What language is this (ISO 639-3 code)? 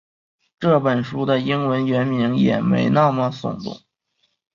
zho